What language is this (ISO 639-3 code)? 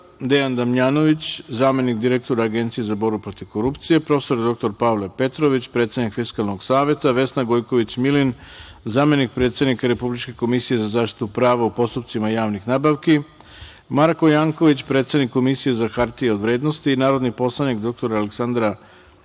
srp